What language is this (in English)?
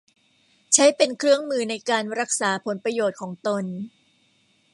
Thai